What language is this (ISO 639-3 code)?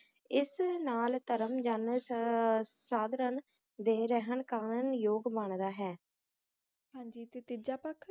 pan